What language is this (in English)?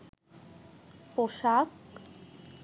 Bangla